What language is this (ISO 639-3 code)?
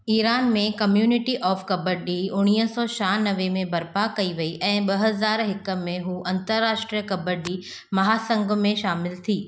snd